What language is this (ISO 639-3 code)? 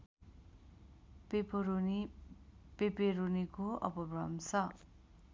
nep